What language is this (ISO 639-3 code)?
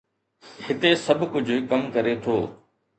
snd